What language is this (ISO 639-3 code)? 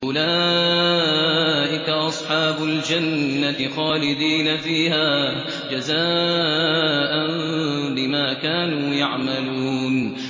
ara